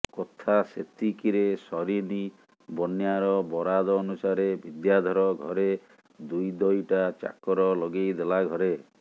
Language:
Odia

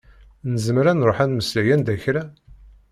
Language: Kabyle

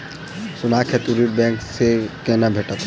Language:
Maithili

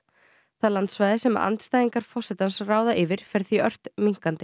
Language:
Icelandic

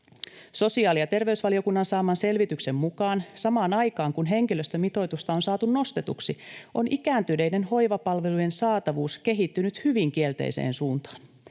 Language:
Finnish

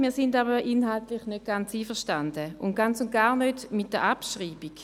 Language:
Swiss German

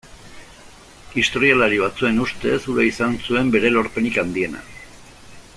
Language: Basque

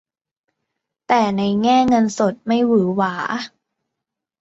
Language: Thai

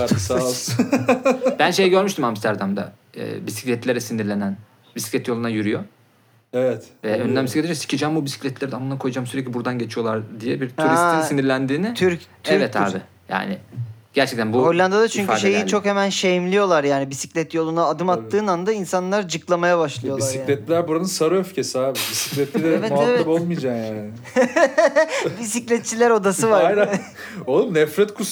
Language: Turkish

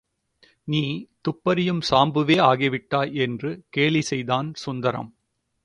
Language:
Tamil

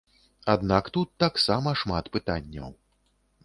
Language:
Belarusian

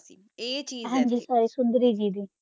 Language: Punjabi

